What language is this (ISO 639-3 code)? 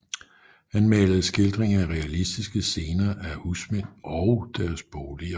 dan